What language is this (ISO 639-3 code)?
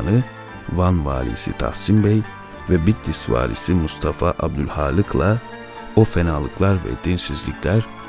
tur